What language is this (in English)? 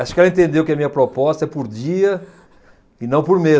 Portuguese